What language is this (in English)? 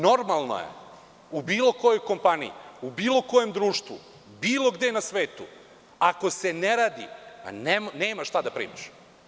Serbian